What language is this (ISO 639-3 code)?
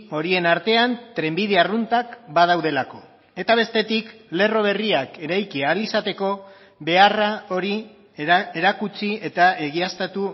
eus